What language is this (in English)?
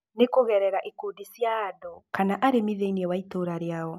Kikuyu